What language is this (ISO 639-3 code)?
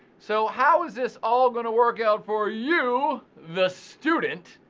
eng